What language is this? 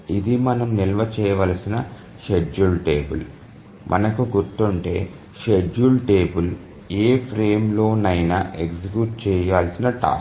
Telugu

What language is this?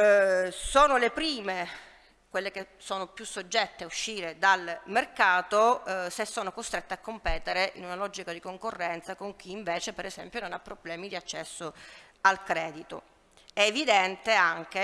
Italian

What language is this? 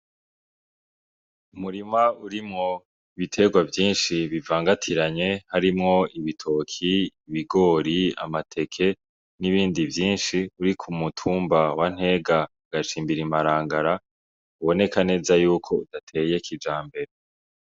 Rundi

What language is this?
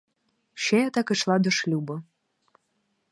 Ukrainian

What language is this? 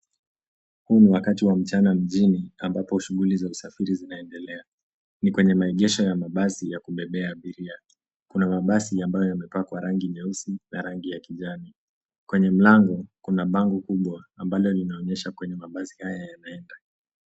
Swahili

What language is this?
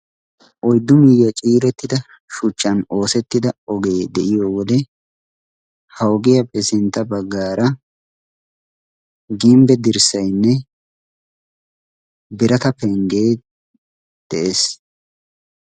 Wolaytta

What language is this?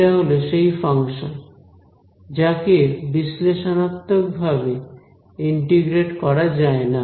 Bangla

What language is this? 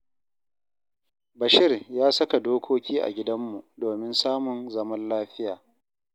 Hausa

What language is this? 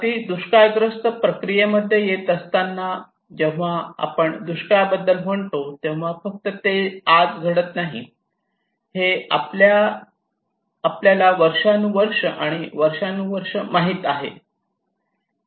Marathi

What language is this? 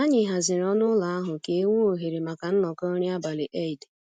Igbo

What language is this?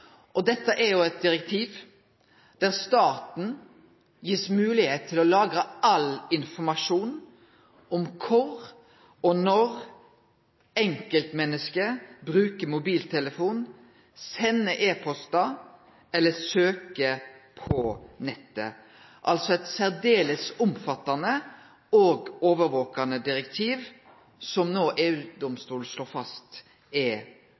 Norwegian Nynorsk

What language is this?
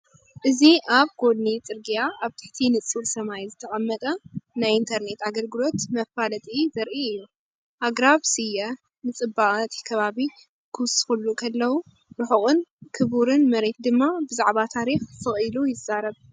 Tigrinya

